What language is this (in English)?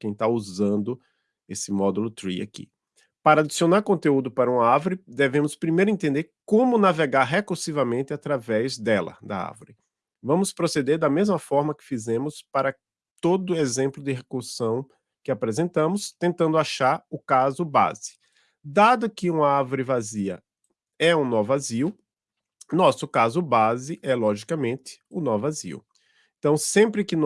Portuguese